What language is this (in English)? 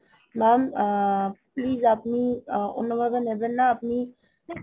Bangla